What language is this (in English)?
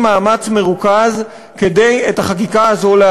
Hebrew